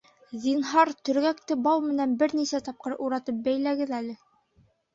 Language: Bashkir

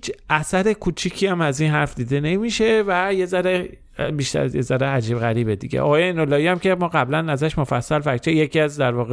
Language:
Persian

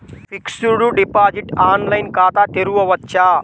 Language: Telugu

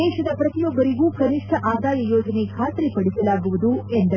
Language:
Kannada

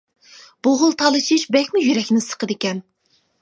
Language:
Uyghur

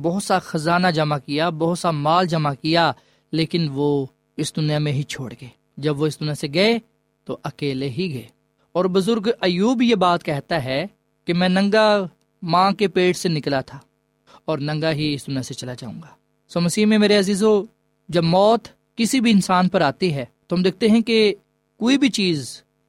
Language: Urdu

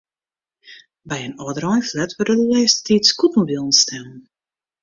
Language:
Western Frisian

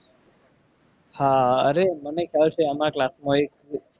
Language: Gujarati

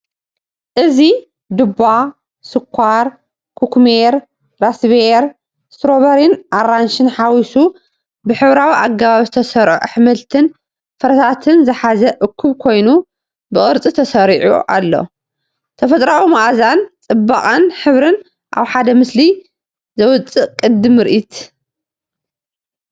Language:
Tigrinya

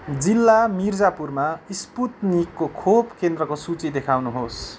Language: Nepali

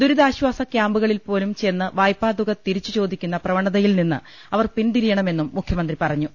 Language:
Malayalam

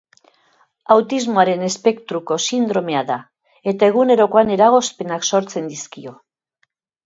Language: Basque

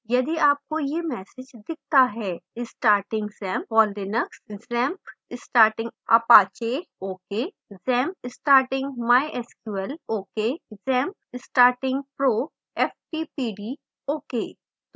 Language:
Hindi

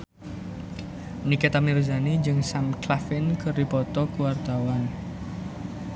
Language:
Sundanese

